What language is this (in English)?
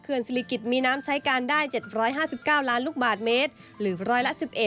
Thai